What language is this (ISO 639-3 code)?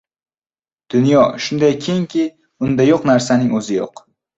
uzb